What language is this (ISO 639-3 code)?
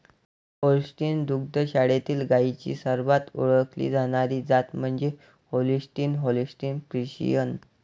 mar